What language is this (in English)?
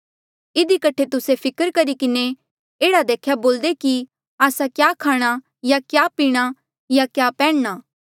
Mandeali